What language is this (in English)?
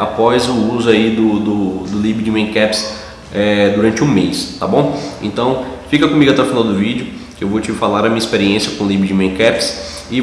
Portuguese